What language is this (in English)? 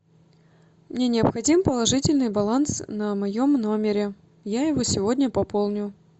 Russian